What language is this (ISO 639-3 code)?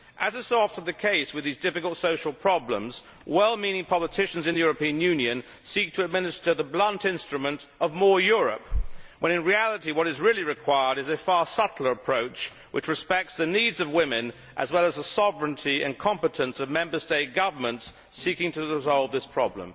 eng